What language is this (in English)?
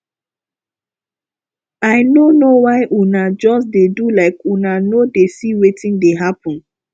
Nigerian Pidgin